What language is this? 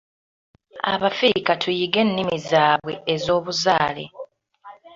Ganda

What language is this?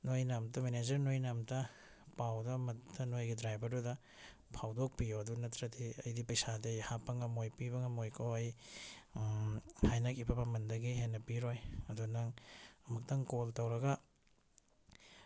Manipuri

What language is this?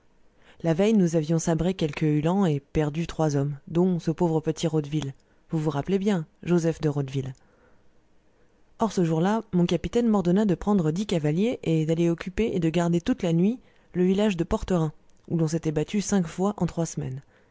French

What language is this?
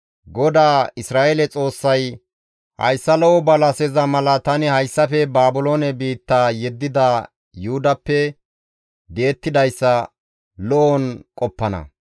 Gamo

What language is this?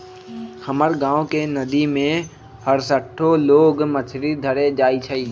Magahi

